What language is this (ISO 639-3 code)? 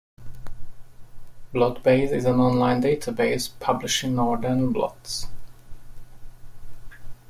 eng